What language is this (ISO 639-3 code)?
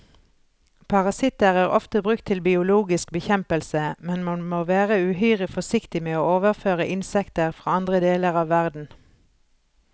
nor